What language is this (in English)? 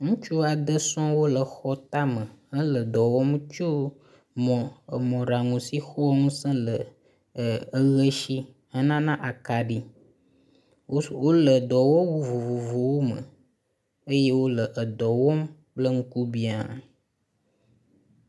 Ewe